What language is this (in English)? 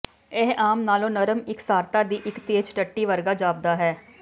Punjabi